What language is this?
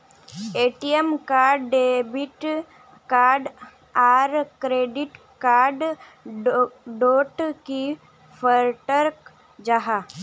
Magahi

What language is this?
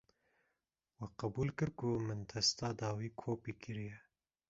Kurdish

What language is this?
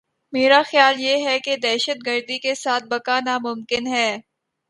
Urdu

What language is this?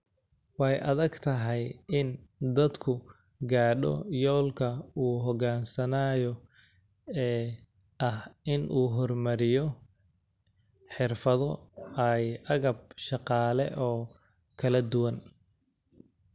Somali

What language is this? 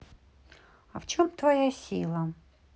Russian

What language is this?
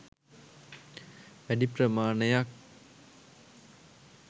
Sinhala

